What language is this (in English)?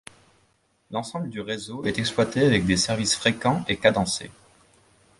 French